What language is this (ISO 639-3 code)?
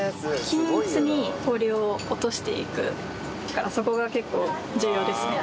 jpn